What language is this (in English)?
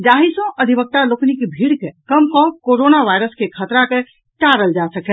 Maithili